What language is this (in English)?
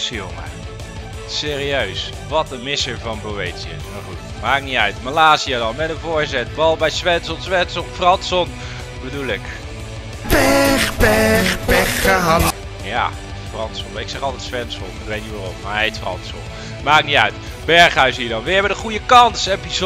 Dutch